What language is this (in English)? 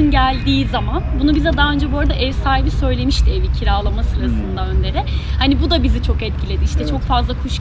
Turkish